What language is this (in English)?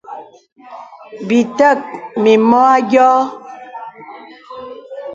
Bebele